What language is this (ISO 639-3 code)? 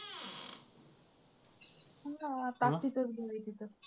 mar